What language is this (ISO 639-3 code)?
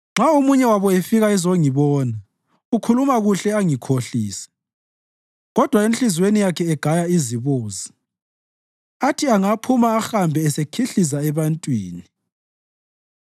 nde